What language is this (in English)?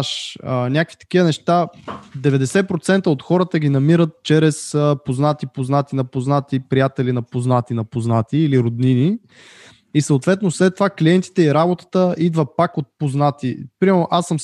Bulgarian